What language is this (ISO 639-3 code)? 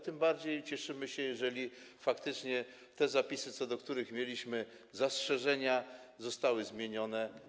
pol